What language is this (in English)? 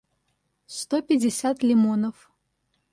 Russian